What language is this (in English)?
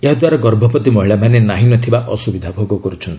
Odia